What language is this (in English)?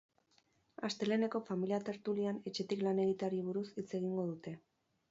Basque